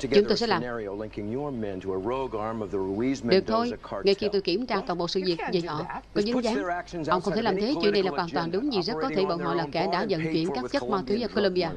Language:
Vietnamese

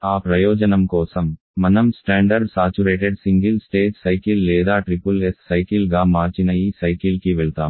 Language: Telugu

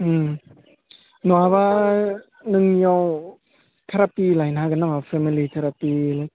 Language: Bodo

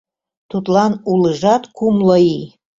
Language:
Mari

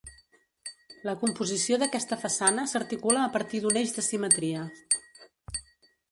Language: Catalan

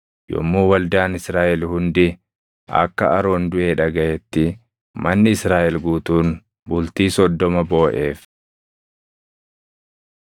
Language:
Oromo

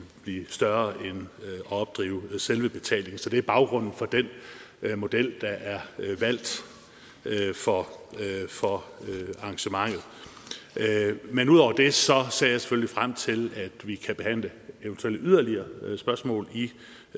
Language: Danish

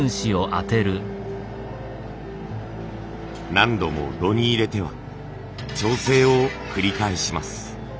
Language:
Japanese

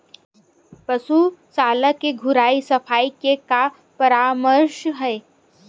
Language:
Chhattisgarhi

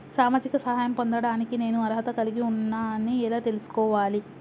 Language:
Telugu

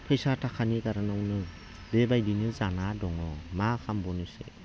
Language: Bodo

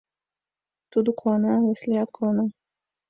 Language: Mari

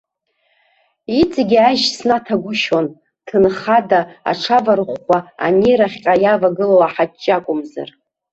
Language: Abkhazian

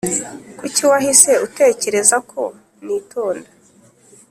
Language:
Kinyarwanda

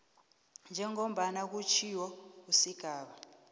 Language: South Ndebele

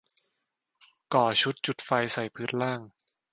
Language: Thai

